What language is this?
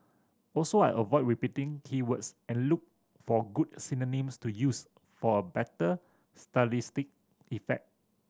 English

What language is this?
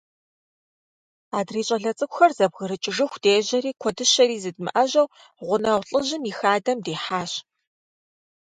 Kabardian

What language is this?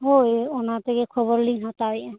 Santali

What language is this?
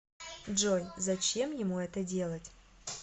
Russian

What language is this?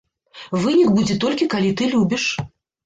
Belarusian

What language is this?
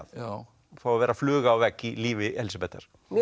Icelandic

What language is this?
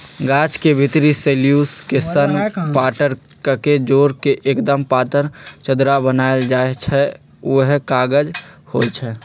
Magahi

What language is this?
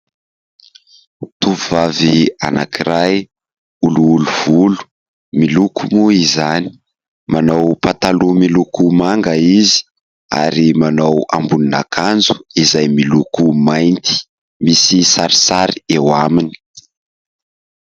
Malagasy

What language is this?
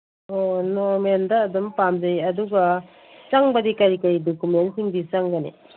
Manipuri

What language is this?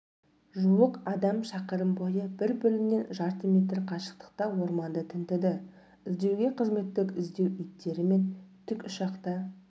Kazakh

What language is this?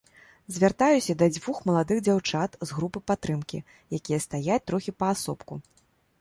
Belarusian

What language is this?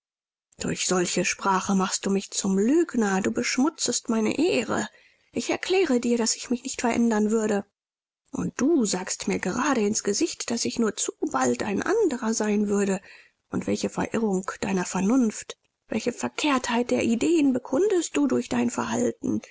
German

